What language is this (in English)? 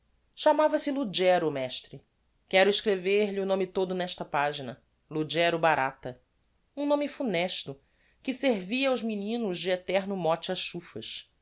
Portuguese